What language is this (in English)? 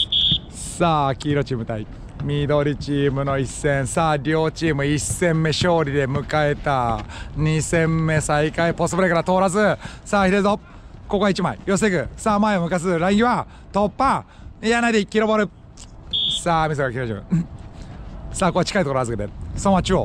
Japanese